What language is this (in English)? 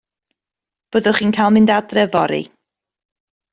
Welsh